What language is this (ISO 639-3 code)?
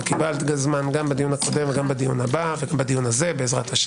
heb